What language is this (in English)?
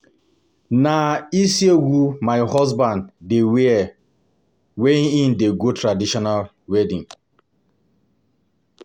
Nigerian Pidgin